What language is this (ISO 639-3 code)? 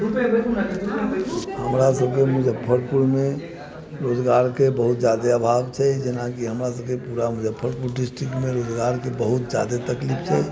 mai